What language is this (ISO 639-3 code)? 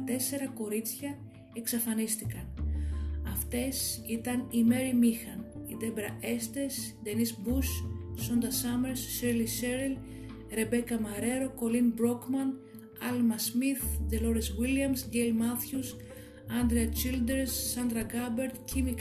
ell